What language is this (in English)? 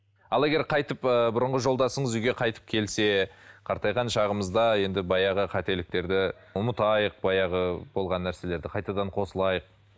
Kazakh